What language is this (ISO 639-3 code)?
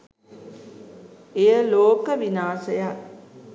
sin